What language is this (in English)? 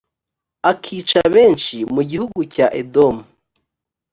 Kinyarwanda